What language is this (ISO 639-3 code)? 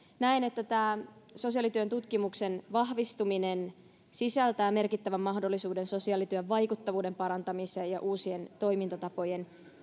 fin